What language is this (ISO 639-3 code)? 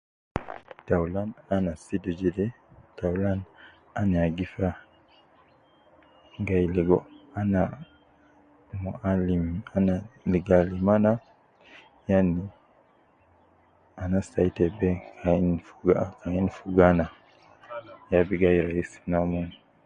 kcn